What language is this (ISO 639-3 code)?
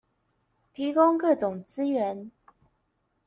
zho